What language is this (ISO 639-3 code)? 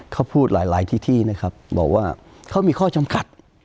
tha